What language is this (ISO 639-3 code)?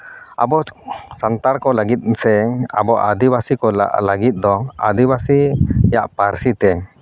sat